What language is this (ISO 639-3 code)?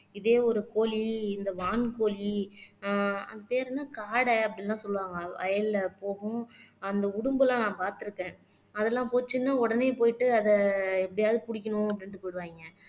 tam